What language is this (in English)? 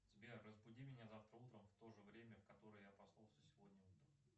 Russian